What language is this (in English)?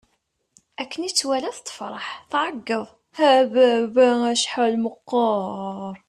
Kabyle